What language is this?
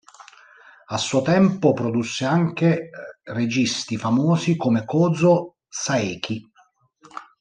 Italian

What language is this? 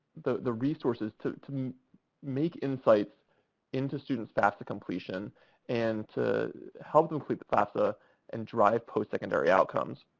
English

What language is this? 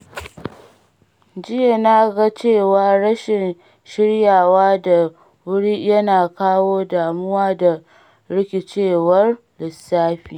Hausa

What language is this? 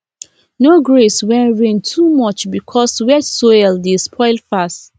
Nigerian Pidgin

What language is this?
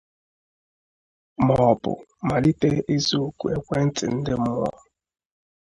Igbo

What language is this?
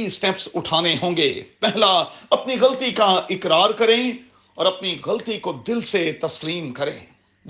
Urdu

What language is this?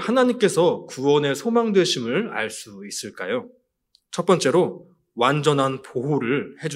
Korean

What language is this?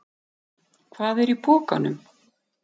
Icelandic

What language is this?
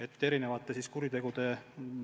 Estonian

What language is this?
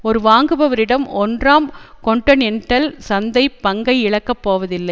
Tamil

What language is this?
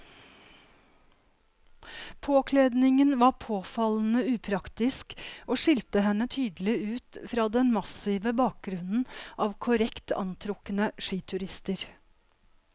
Norwegian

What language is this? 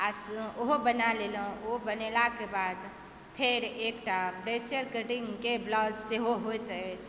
Maithili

